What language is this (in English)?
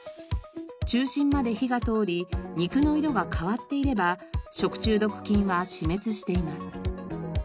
Japanese